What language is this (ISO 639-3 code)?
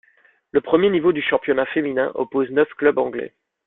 fra